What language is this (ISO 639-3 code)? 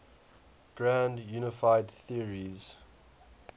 eng